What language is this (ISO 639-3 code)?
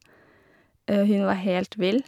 nor